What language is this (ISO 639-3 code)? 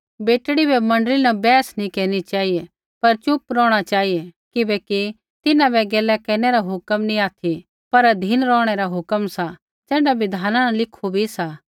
kfx